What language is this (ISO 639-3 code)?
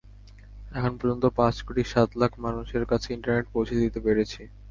ben